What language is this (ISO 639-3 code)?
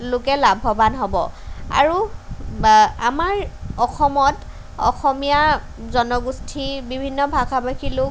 asm